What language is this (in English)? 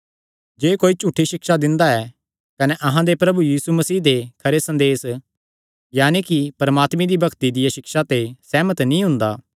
Kangri